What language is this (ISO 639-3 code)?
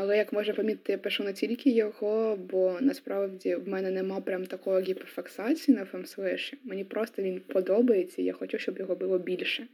ukr